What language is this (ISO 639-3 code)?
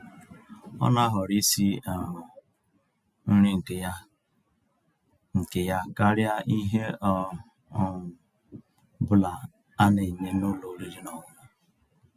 ibo